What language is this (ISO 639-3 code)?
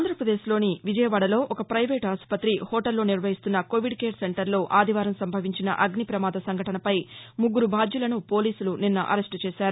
tel